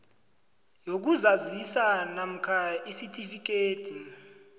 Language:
South Ndebele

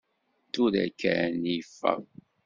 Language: Kabyle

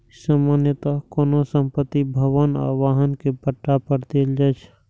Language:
Maithili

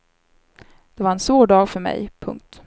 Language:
Swedish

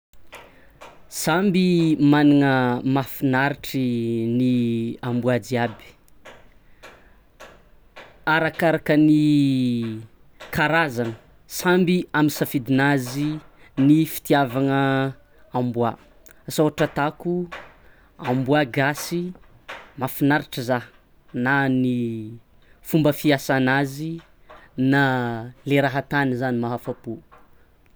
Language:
Tsimihety Malagasy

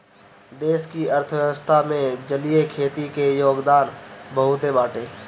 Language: Bhojpuri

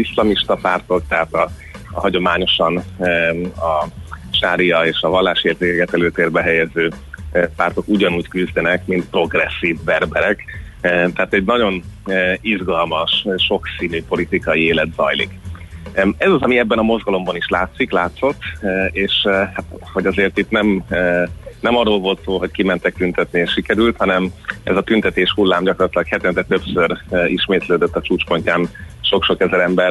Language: Hungarian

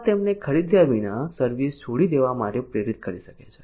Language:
Gujarati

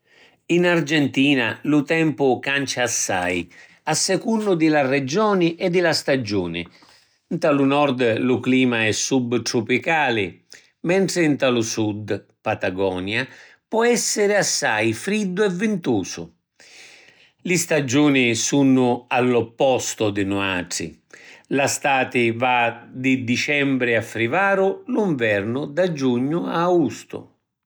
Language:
Sicilian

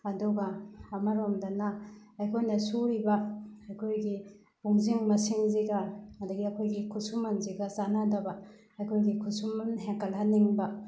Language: Manipuri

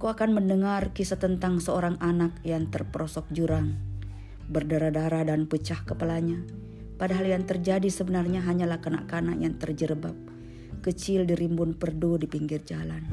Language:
Indonesian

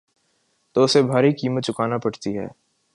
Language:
Urdu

